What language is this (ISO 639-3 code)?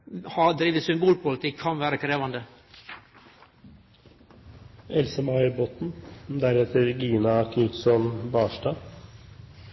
nno